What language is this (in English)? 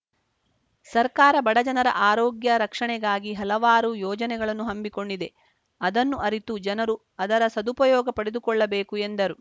Kannada